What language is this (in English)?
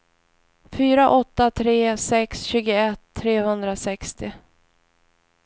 Swedish